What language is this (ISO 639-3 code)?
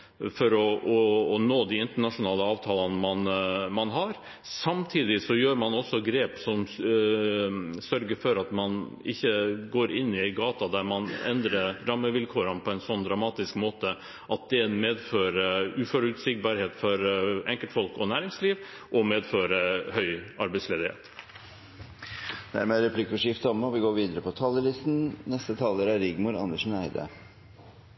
nor